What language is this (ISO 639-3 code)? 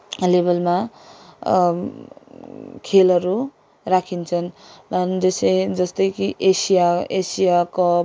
nep